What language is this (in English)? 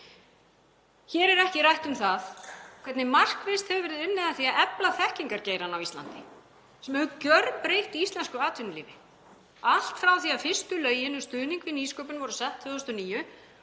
Icelandic